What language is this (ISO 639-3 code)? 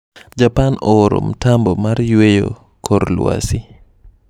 luo